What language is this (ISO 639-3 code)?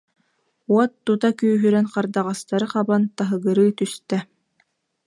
sah